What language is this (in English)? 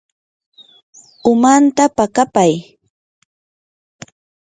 Yanahuanca Pasco Quechua